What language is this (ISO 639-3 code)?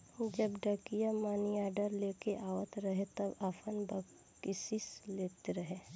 bho